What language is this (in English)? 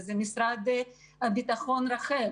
Hebrew